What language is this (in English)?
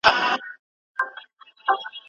Pashto